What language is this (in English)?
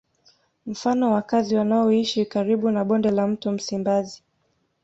Swahili